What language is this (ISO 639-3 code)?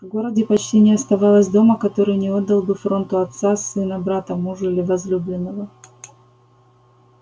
rus